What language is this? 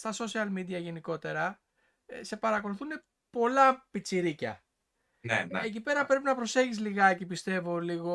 Greek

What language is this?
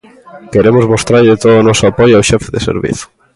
Galician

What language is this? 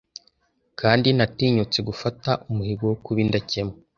Kinyarwanda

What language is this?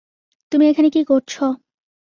Bangla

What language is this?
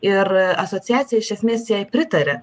Lithuanian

